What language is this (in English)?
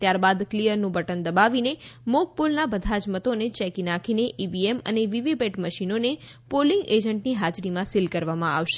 Gujarati